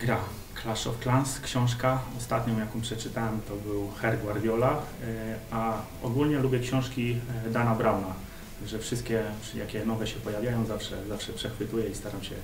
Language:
Polish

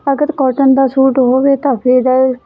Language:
Punjabi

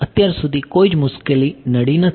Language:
Gujarati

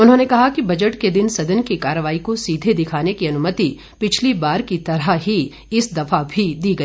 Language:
Hindi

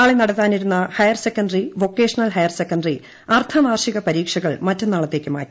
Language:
Malayalam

